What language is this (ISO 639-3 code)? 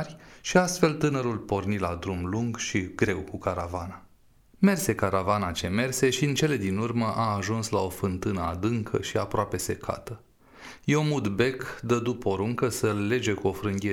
ron